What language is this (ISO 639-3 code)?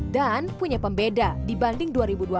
ind